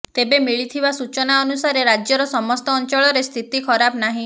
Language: Odia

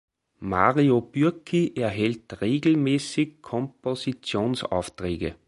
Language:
German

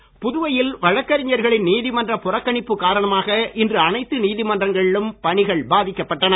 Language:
Tamil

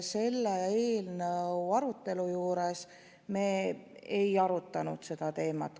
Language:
Estonian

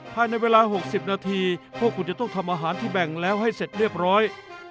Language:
Thai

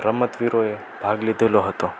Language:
Gujarati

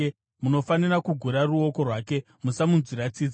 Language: Shona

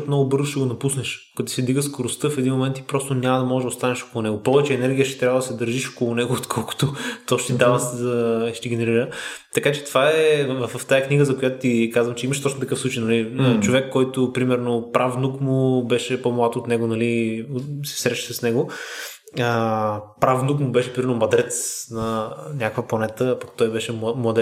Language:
Bulgarian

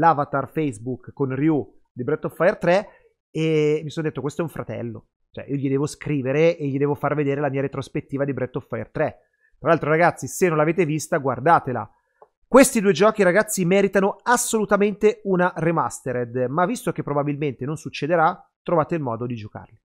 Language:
Italian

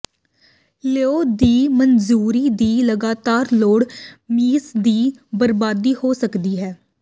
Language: Punjabi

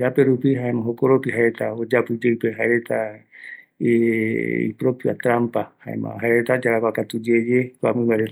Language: Eastern Bolivian Guaraní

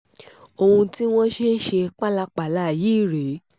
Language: Yoruba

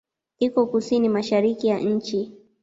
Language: Swahili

